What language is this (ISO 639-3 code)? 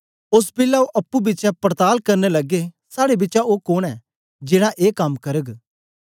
doi